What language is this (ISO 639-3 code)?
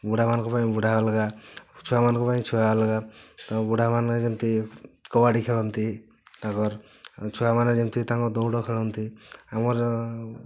ori